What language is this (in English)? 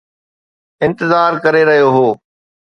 Sindhi